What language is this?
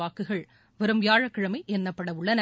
Tamil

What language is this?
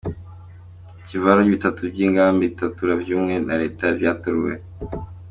Kinyarwanda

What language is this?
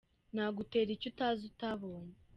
Kinyarwanda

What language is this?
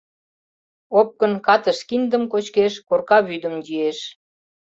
Mari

